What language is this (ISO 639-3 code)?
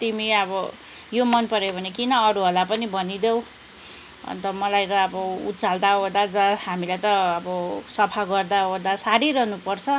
nep